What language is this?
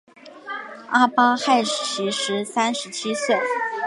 Chinese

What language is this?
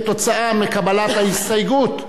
Hebrew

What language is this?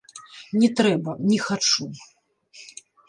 Belarusian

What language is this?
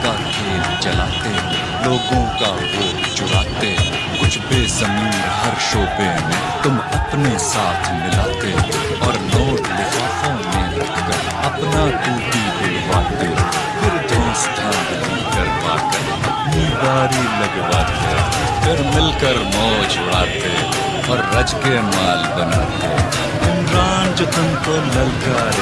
Urdu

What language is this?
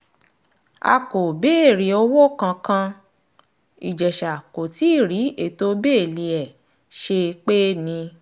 Yoruba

